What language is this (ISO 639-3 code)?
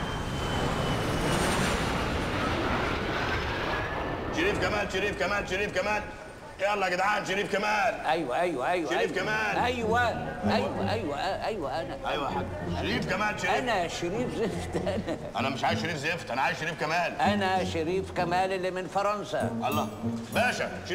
ara